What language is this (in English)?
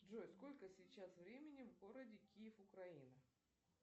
Russian